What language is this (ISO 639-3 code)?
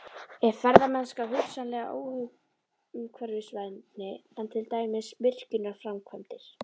isl